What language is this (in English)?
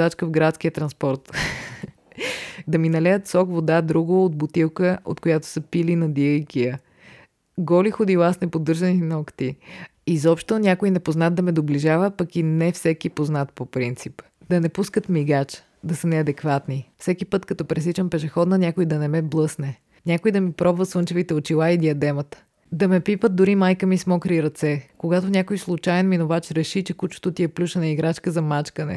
Bulgarian